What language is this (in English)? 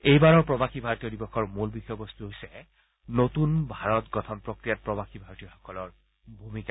Assamese